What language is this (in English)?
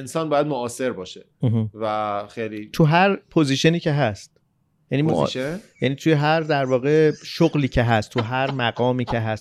Persian